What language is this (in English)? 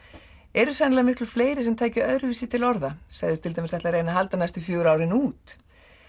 Icelandic